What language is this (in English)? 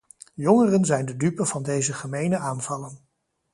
Dutch